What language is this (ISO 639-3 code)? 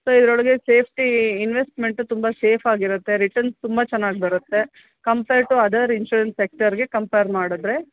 kan